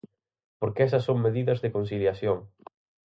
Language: Galician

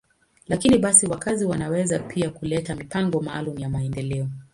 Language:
Swahili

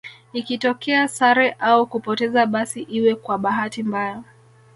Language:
Swahili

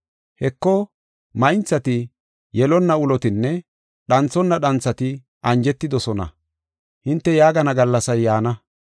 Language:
Gofa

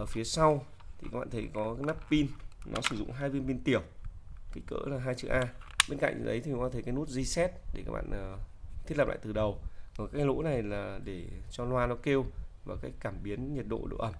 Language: Vietnamese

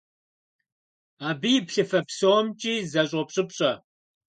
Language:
Kabardian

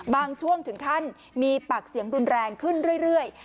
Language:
Thai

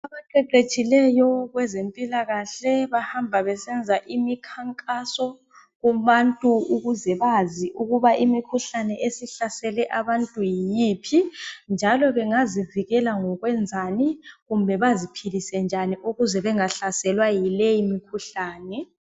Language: North Ndebele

